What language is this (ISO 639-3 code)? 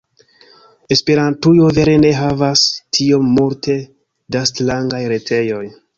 epo